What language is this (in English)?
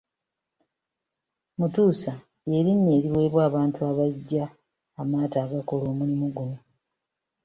Ganda